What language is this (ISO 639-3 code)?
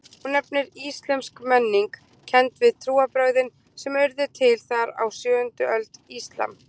isl